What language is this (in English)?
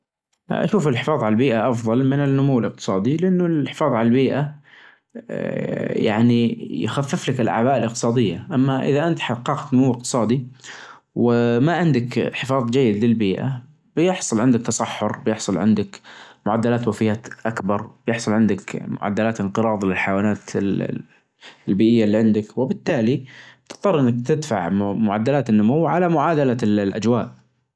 Najdi Arabic